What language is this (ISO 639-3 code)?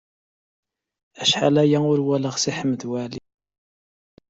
kab